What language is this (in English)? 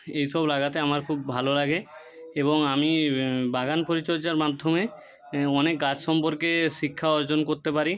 Bangla